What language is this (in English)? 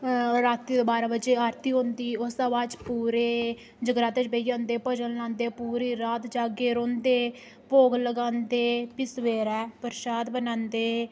Dogri